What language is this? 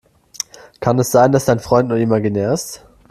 German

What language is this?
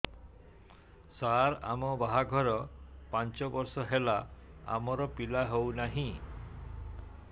Odia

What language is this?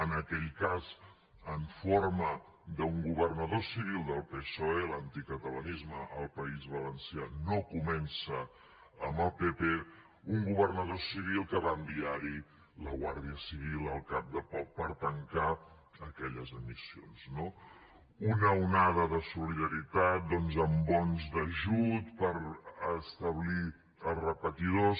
Catalan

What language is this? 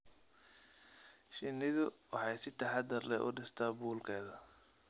Somali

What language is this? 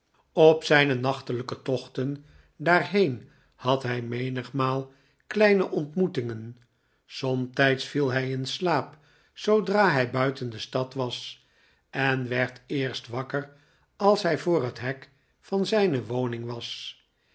Dutch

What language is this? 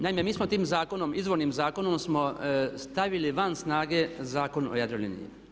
Croatian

